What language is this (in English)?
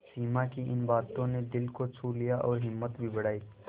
Hindi